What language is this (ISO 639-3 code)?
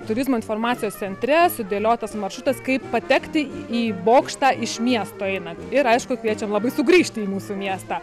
lit